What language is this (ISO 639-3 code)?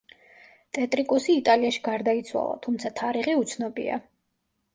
kat